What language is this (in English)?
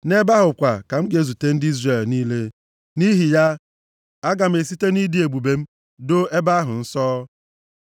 Igbo